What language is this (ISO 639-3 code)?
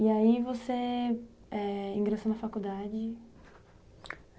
por